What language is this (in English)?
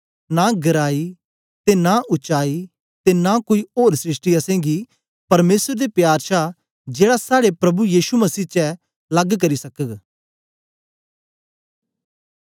Dogri